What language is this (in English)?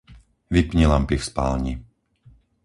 Slovak